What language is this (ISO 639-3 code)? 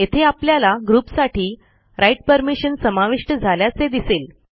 mar